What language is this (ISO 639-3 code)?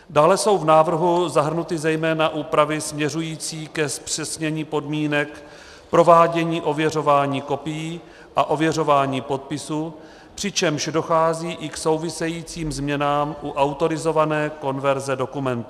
ces